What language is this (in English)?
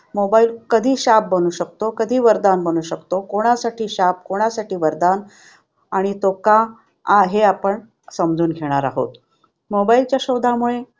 Marathi